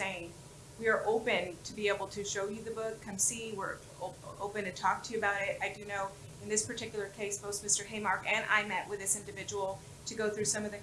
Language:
English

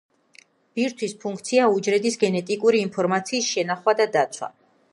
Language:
Georgian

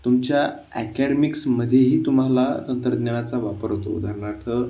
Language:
Marathi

